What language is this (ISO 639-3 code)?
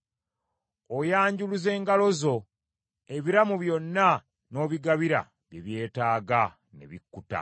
lug